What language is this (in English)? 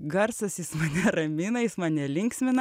Lithuanian